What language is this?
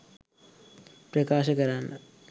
Sinhala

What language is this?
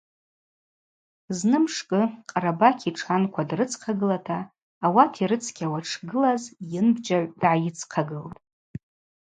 Abaza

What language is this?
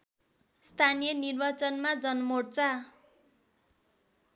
Nepali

